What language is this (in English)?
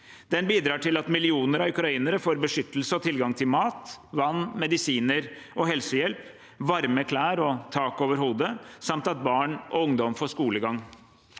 Norwegian